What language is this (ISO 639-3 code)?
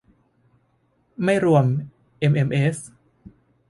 tha